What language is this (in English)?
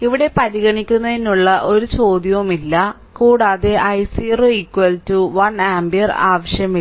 Malayalam